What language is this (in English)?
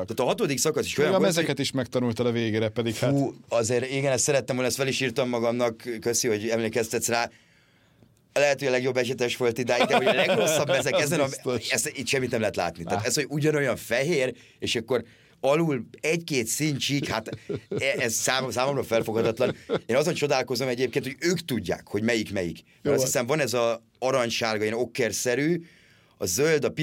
Hungarian